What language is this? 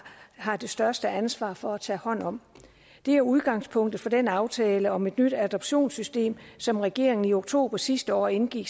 Danish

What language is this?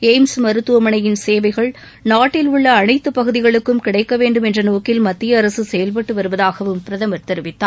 Tamil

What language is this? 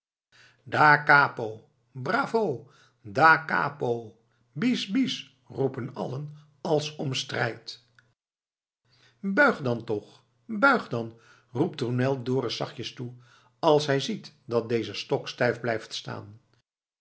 Dutch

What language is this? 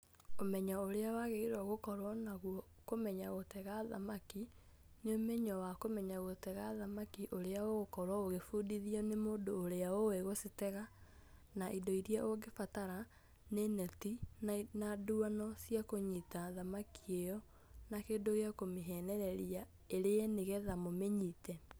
Kikuyu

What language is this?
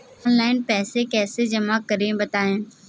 Hindi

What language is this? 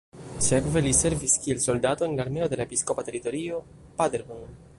Esperanto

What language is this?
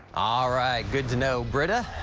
English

